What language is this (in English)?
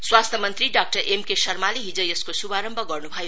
Nepali